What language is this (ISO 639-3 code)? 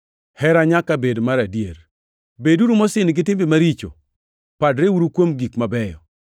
luo